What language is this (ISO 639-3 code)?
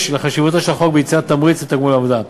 heb